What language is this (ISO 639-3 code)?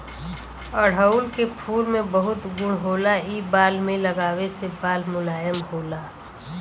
bho